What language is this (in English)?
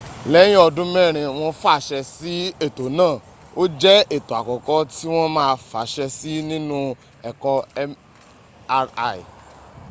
Yoruba